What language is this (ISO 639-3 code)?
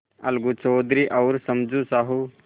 hin